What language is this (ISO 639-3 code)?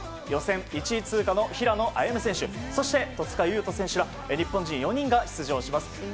jpn